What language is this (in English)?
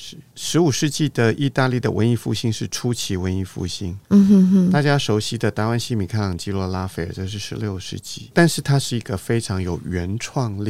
Chinese